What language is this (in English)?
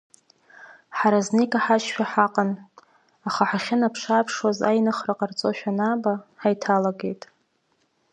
Abkhazian